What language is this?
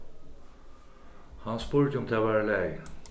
Faroese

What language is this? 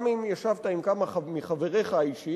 Hebrew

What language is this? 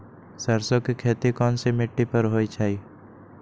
Magahi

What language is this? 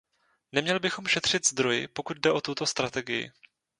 Czech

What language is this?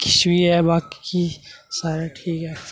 Dogri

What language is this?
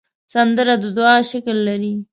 Pashto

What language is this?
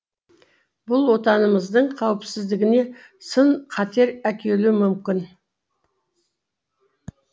Kazakh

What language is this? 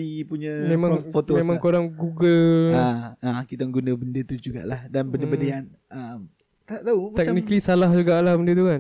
Malay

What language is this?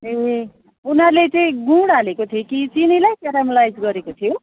Nepali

